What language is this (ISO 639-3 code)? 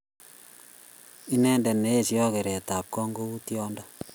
kln